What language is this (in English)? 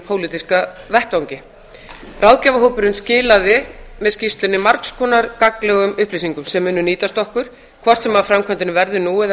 Icelandic